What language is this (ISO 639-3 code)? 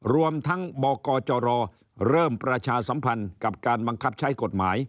tha